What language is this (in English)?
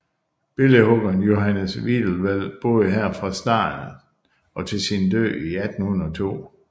Danish